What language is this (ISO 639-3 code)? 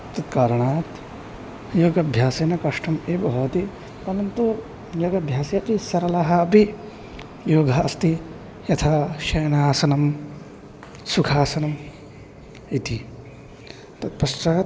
san